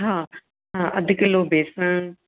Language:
Sindhi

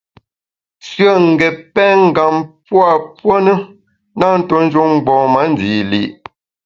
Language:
Bamun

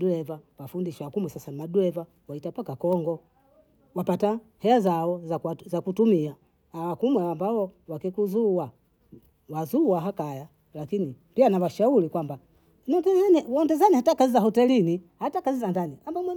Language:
Bondei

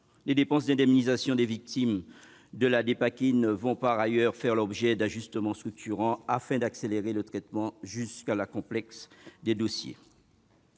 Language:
French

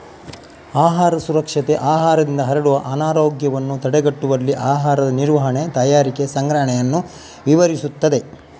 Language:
Kannada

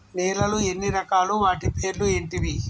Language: Telugu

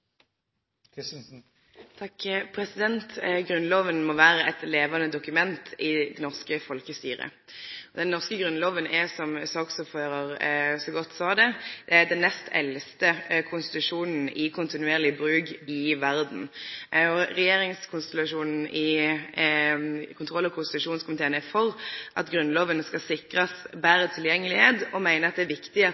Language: Norwegian Nynorsk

